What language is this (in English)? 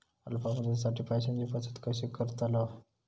Marathi